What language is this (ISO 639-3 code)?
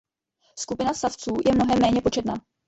ces